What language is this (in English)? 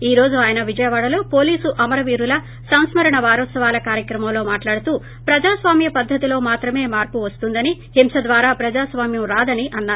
Telugu